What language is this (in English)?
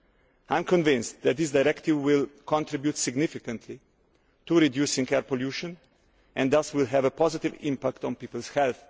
English